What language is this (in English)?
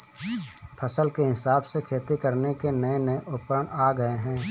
Hindi